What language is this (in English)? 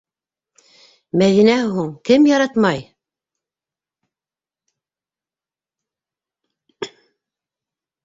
Bashkir